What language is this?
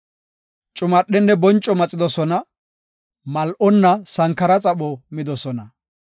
Gofa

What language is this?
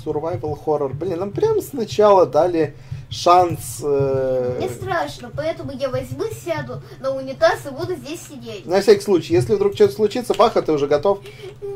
Russian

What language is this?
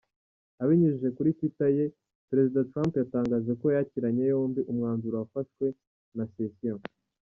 Kinyarwanda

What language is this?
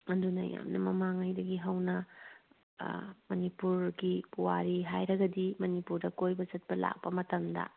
Manipuri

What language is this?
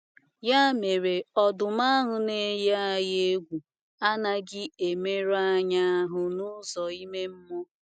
Igbo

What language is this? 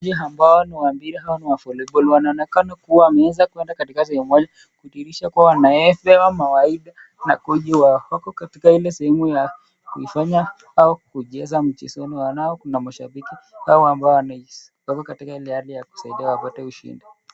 Swahili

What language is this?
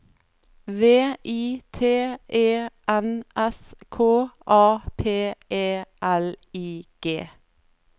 Norwegian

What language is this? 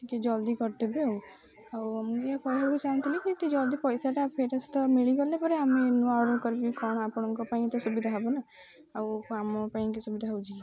Odia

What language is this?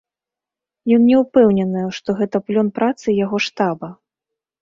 Belarusian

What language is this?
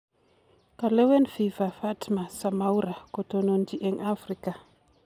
Kalenjin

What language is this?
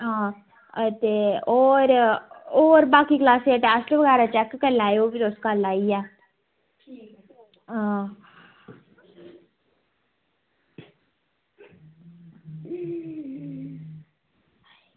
Dogri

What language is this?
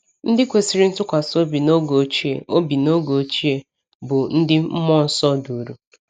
Igbo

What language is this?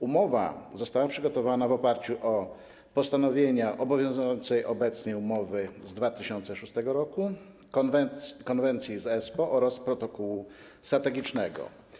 Polish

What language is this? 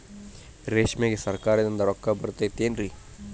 Kannada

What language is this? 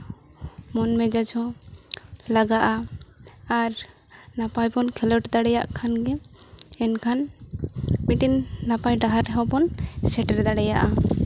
Santali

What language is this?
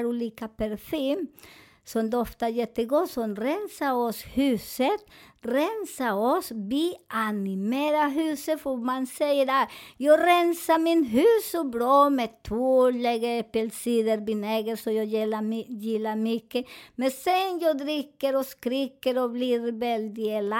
Swedish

